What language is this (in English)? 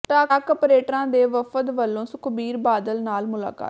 Punjabi